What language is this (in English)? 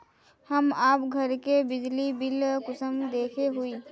Magahi